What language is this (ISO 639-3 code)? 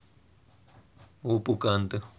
rus